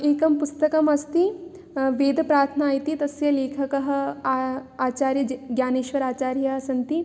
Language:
Sanskrit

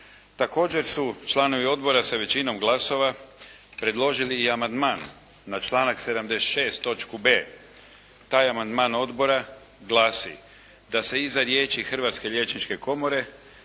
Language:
Croatian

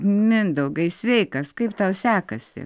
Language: Lithuanian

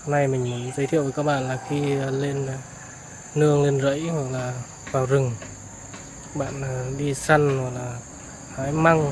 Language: Vietnamese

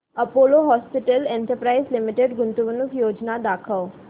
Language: Marathi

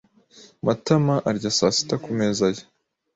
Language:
Kinyarwanda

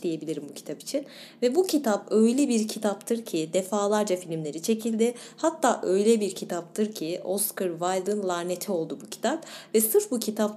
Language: Turkish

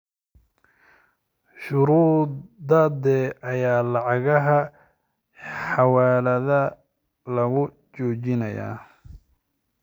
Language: Somali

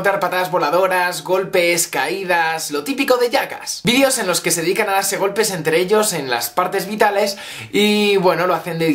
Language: Spanish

